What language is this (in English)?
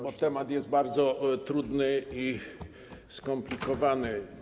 Polish